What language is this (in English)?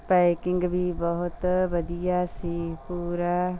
Punjabi